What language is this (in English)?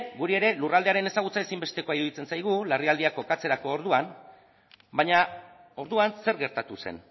Basque